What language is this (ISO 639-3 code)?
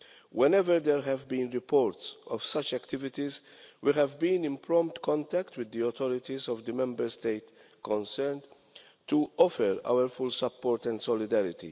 eng